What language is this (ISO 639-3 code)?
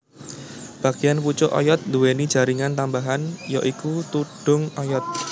jav